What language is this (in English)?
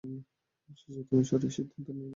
Bangla